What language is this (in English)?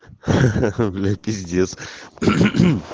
Russian